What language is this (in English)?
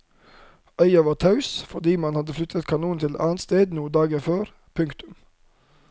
Norwegian